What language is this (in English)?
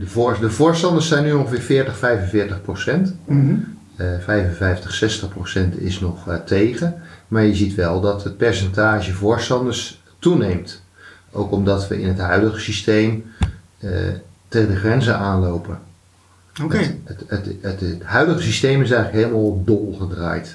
Dutch